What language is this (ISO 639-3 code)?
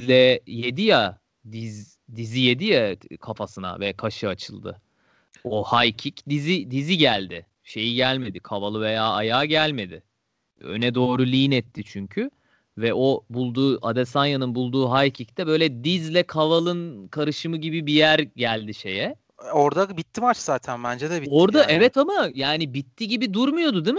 tur